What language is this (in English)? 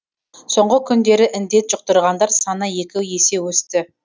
Kazakh